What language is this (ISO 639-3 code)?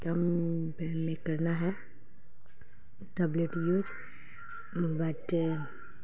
urd